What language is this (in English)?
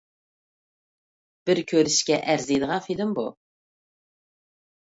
Uyghur